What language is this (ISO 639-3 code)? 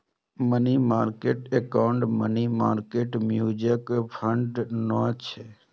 mai